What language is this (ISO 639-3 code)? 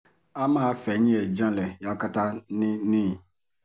yor